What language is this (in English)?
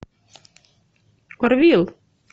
Russian